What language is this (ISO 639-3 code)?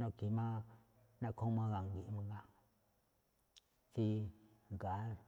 tcf